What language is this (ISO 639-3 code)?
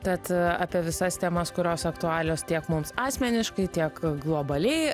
lit